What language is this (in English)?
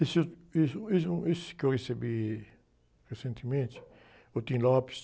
Portuguese